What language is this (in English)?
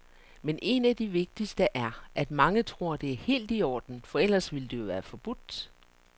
Danish